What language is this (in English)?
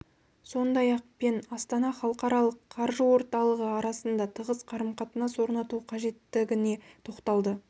Kazakh